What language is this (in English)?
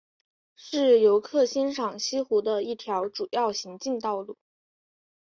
Chinese